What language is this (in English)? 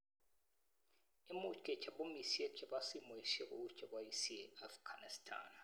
Kalenjin